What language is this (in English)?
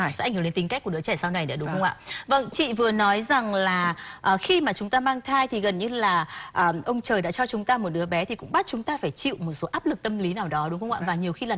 Vietnamese